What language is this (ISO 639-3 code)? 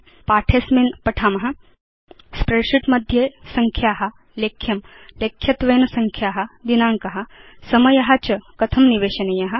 san